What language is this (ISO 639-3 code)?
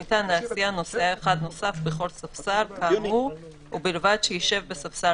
heb